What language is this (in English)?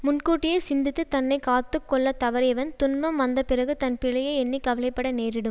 Tamil